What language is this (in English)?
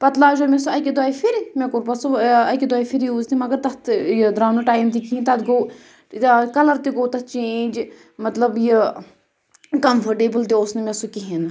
Kashmiri